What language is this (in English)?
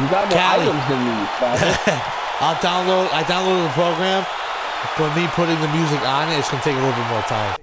English